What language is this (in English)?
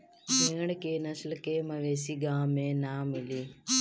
Bhojpuri